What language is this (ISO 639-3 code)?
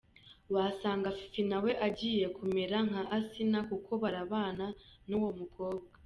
kin